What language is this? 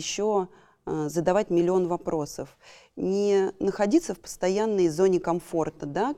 Russian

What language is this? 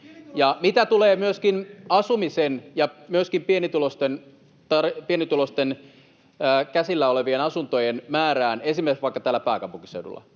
Finnish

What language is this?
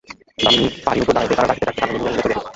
Bangla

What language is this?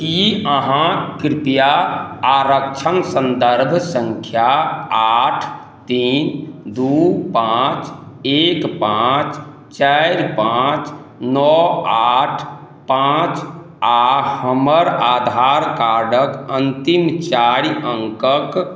Maithili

